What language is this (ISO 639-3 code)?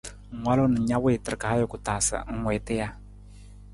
nmz